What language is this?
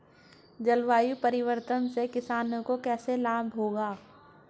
Hindi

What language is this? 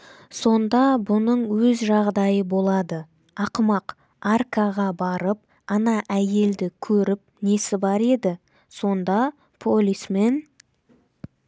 Kazakh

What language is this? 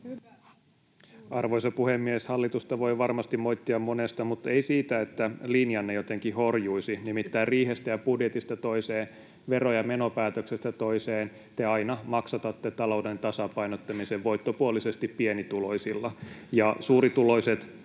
Finnish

